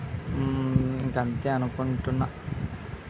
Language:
Telugu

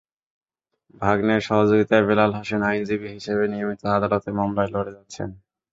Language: Bangla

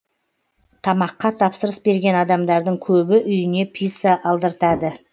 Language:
Kazakh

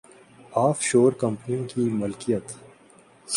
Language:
Urdu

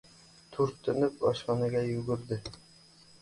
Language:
Uzbek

